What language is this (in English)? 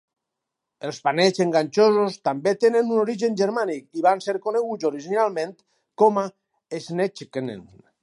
Catalan